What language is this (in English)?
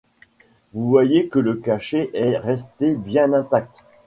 French